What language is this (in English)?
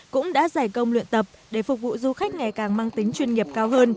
Vietnamese